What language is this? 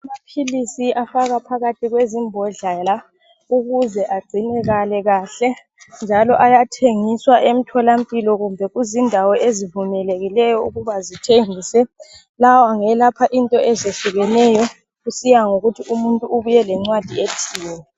North Ndebele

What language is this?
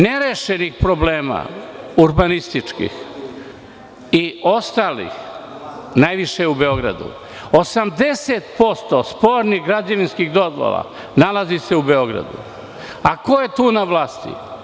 Serbian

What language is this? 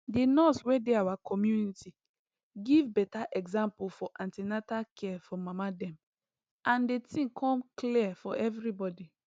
Nigerian Pidgin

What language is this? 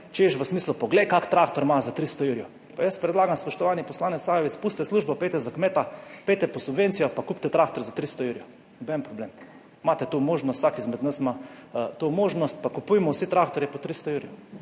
Slovenian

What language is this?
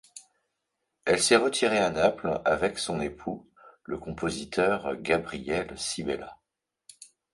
French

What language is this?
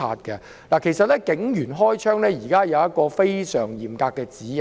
Cantonese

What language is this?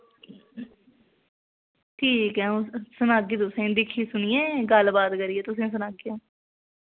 Dogri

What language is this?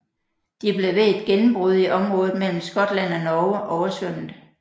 Danish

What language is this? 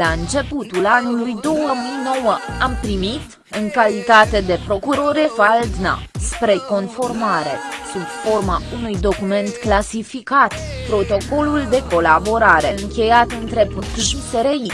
Romanian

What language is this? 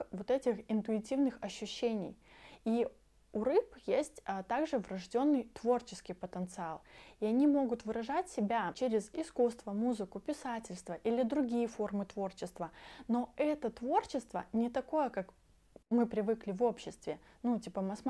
Russian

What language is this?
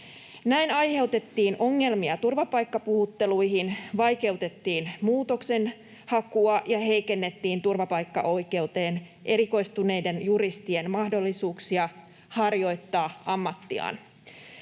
Finnish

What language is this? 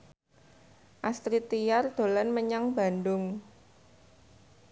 Javanese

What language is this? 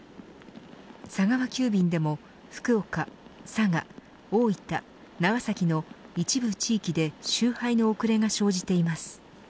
Japanese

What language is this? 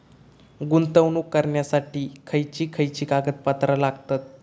Marathi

